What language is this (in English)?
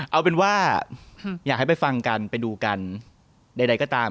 Thai